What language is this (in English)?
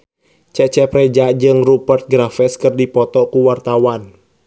Sundanese